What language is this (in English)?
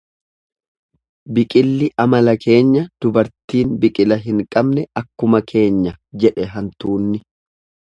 Oromo